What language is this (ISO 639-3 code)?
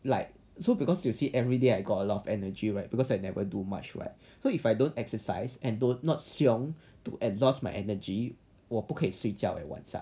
eng